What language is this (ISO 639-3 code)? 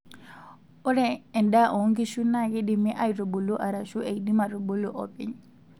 mas